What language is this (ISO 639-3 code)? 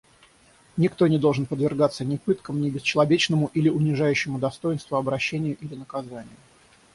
rus